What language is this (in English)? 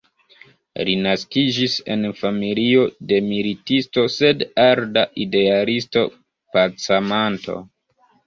Esperanto